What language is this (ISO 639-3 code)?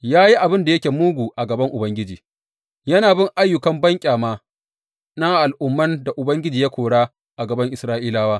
hau